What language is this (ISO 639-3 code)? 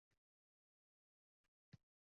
uzb